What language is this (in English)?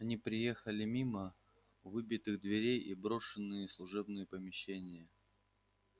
Russian